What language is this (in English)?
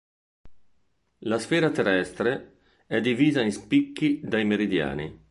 Italian